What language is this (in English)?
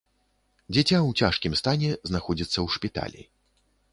Belarusian